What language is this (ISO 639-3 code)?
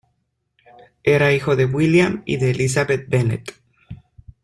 spa